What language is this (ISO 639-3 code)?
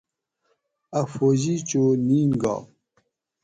gwc